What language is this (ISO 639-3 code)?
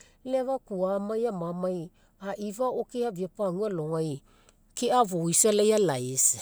mek